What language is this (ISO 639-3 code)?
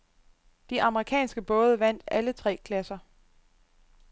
dan